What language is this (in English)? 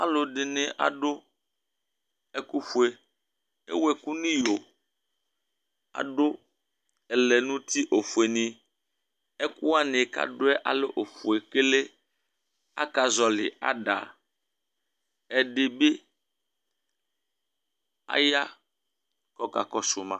Ikposo